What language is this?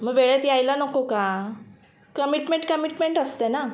Marathi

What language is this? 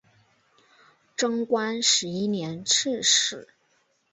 Chinese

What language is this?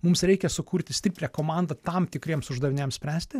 Lithuanian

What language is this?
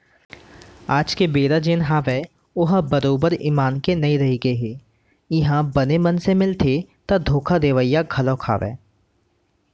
Chhattisgarhi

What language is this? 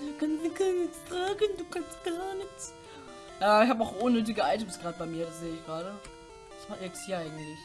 German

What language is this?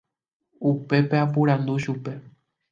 Guarani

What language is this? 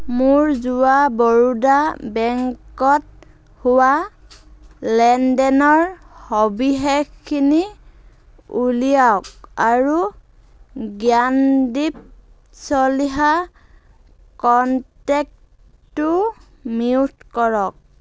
Assamese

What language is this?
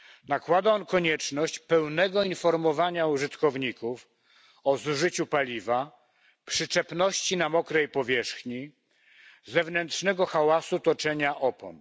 Polish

